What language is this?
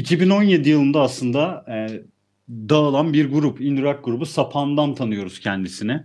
Turkish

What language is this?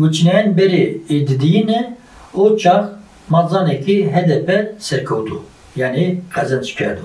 Turkish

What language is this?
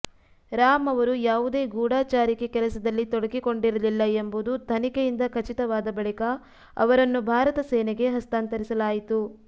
Kannada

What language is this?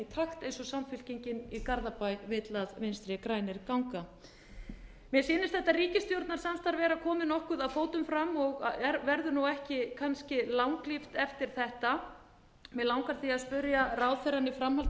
Icelandic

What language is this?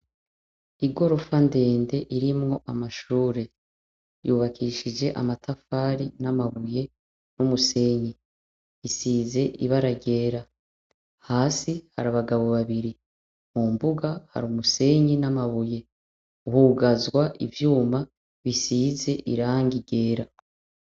Rundi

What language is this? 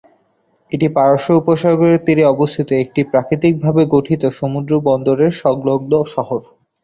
Bangla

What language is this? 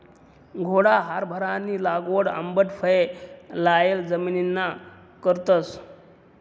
Marathi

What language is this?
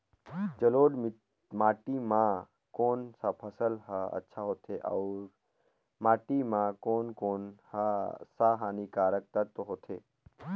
Chhattisgarhi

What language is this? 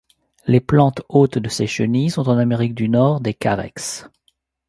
French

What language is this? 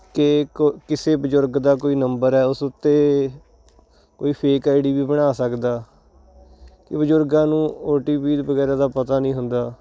Punjabi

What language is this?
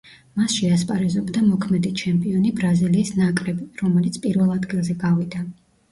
Georgian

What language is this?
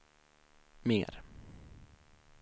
Swedish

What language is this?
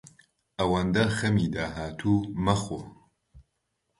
Central Kurdish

